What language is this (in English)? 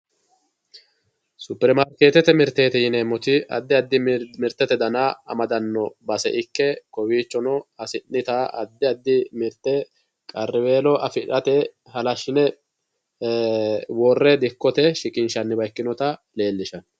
Sidamo